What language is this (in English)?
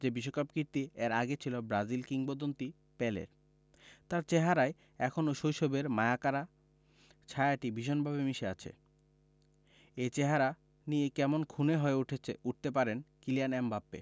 Bangla